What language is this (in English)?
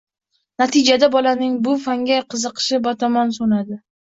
Uzbek